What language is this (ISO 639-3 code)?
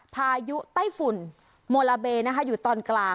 tha